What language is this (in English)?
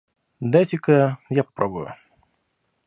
Russian